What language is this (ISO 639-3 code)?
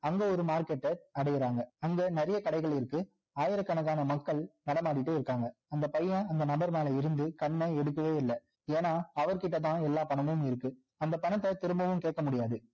tam